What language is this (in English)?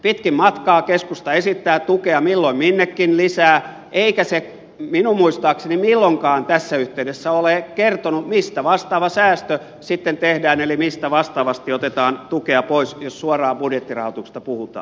Finnish